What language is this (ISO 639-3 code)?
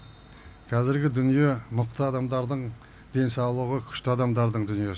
kaz